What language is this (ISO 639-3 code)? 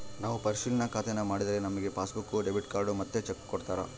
kan